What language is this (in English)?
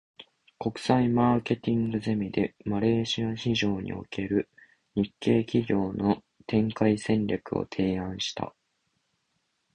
Japanese